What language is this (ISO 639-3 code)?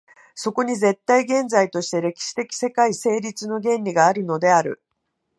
jpn